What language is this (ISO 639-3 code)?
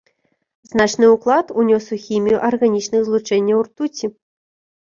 bel